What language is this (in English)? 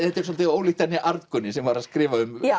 Icelandic